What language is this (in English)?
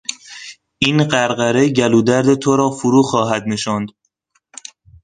Persian